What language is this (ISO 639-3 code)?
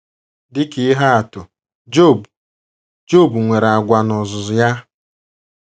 ibo